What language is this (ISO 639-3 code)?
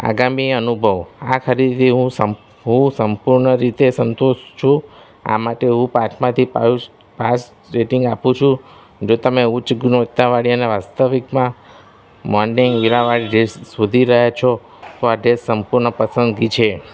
guj